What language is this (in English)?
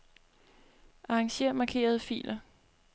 Danish